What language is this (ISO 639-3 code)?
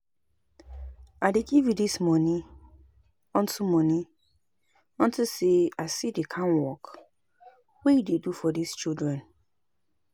pcm